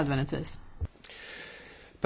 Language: Polish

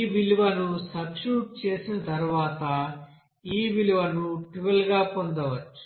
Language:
Telugu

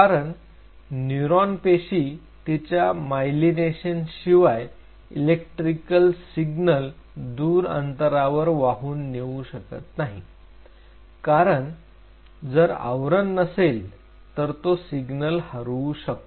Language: Marathi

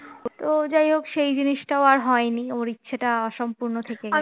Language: Bangla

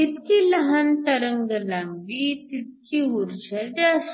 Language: Marathi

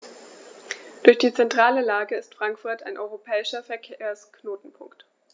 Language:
German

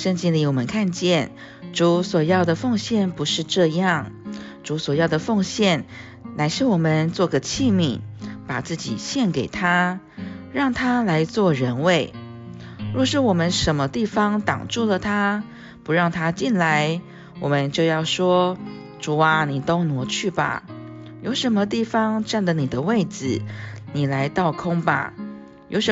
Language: Chinese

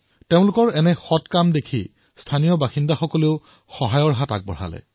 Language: Assamese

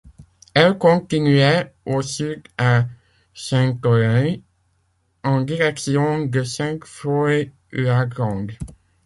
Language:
French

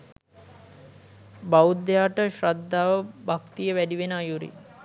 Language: Sinhala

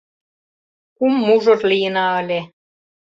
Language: Mari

